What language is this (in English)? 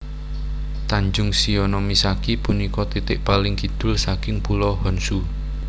Javanese